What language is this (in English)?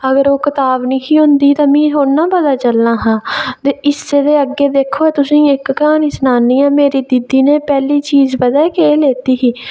Dogri